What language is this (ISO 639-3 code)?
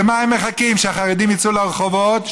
heb